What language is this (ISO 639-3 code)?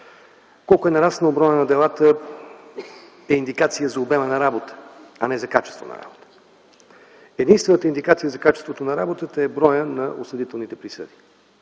bul